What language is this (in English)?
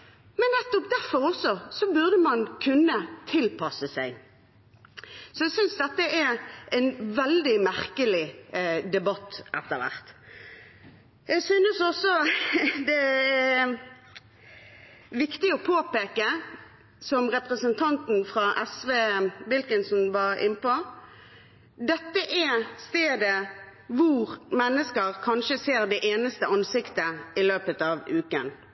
Norwegian Bokmål